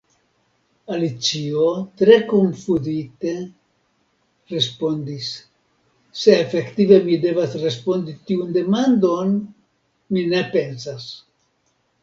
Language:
Esperanto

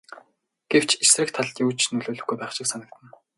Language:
Mongolian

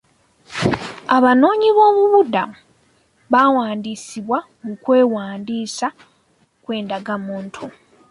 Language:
Ganda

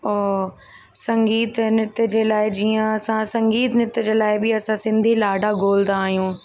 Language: Sindhi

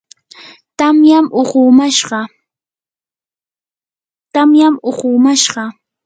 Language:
Yanahuanca Pasco Quechua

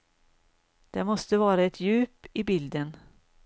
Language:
Swedish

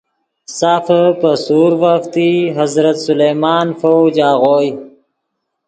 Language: Yidgha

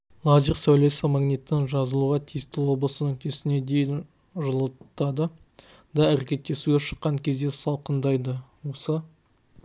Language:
Kazakh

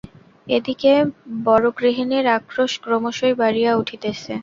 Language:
Bangla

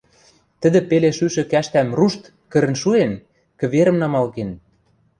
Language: Western Mari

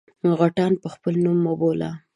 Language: Pashto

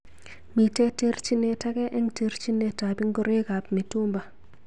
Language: Kalenjin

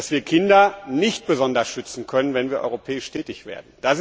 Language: German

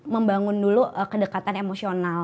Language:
Indonesian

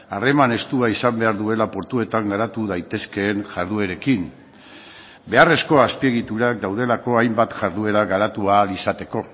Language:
Basque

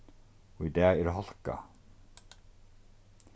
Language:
Faroese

